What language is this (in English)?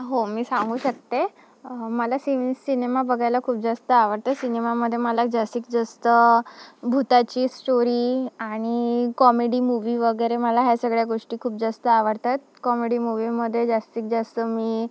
Marathi